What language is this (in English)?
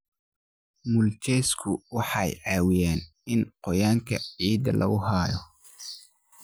Somali